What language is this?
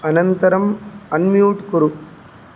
Sanskrit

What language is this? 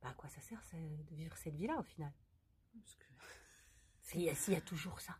French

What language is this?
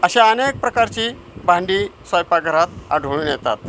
Marathi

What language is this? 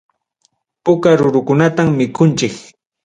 Ayacucho Quechua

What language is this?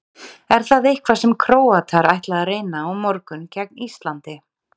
Icelandic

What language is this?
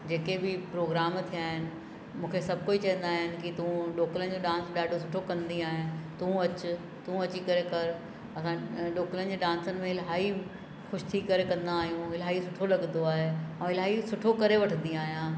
Sindhi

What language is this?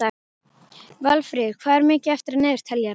Icelandic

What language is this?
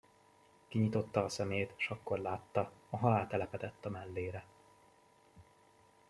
Hungarian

